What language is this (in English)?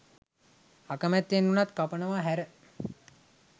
Sinhala